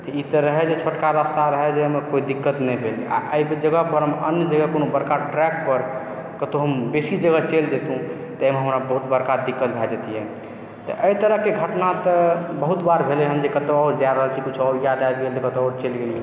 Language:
Maithili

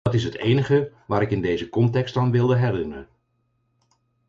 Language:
Dutch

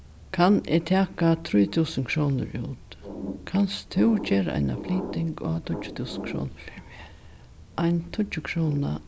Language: Faroese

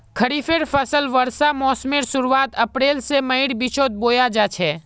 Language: Magahi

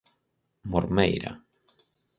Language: Galician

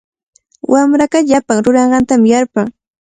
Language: Cajatambo North Lima Quechua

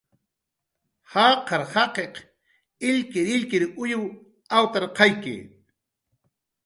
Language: Jaqaru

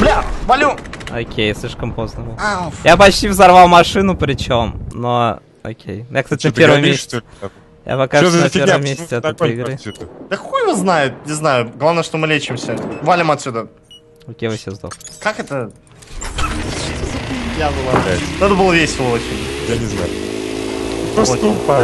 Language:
Russian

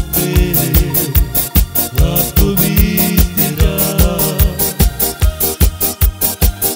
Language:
Romanian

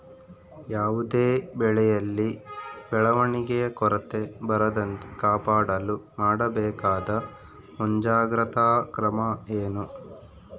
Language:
Kannada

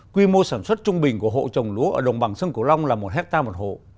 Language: Vietnamese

